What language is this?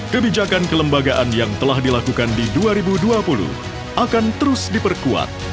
Indonesian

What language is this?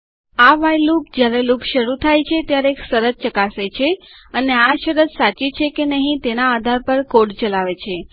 Gujarati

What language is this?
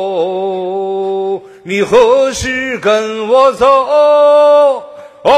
Chinese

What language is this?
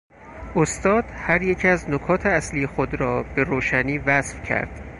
Persian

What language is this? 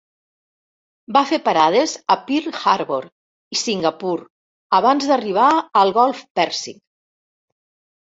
Catalan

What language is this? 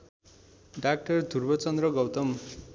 Nepali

